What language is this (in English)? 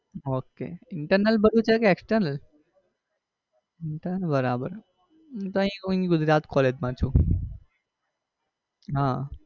Gujarati